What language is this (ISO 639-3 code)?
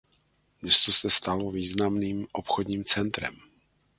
ces